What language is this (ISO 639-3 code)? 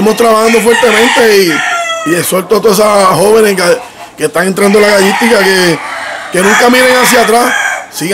spa